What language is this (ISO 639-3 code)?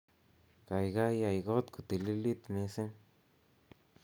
kln